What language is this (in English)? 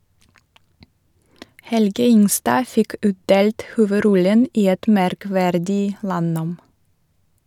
Norwegian